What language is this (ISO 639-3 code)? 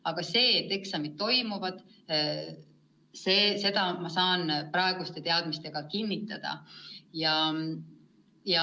est